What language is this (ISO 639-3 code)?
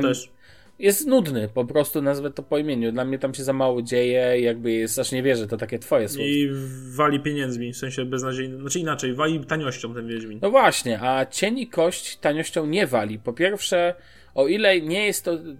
pol